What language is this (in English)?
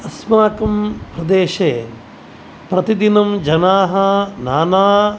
Sanskrit